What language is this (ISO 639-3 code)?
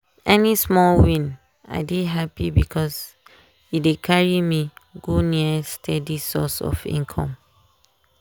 pcm